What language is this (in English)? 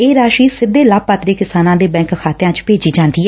Punjabi